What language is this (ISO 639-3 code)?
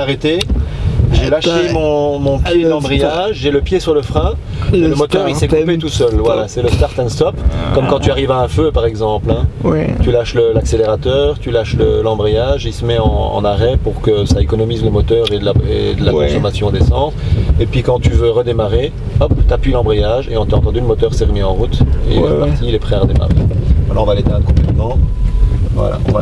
fra